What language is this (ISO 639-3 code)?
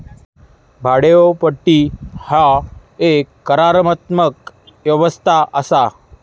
mar